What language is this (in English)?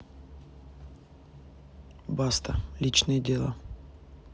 Russian